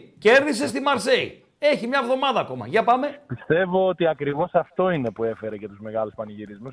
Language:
Greek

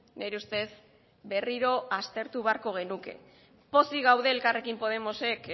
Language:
Basque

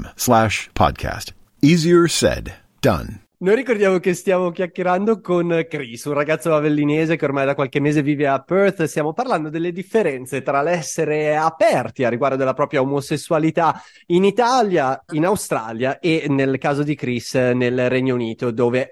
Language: Italian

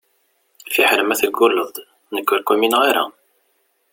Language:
Kabyle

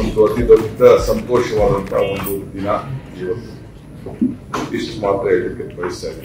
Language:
Kannada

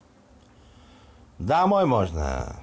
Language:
Russian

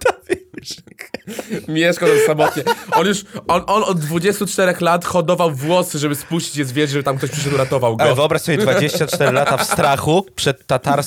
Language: Polish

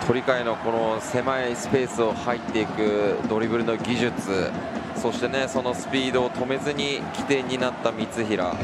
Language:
Japanese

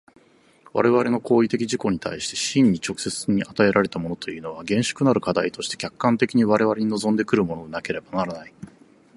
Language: Japanese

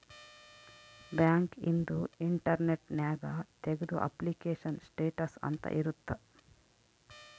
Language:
Kannada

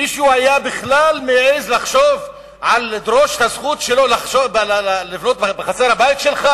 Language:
Hebrew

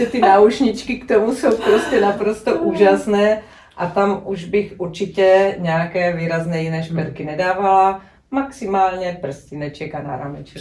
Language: Czech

